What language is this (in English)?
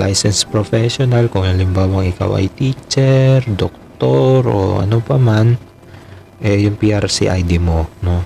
Filipino